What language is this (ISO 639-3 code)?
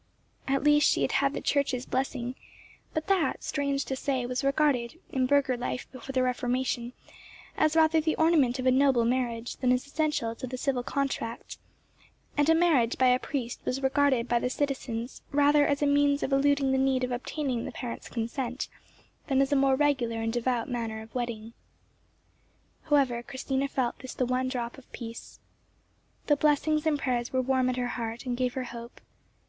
eng